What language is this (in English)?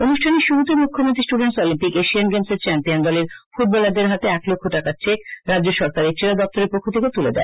Bangla